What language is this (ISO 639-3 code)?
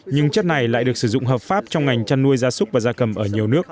vie